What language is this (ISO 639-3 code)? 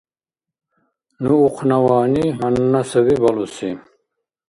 dar